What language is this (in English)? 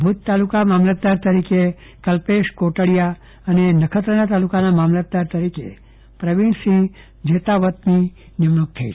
Gujarati